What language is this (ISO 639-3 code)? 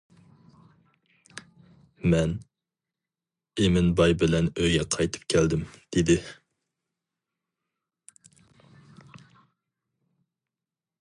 uig